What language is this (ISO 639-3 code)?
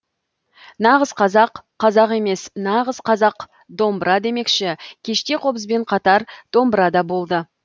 kaz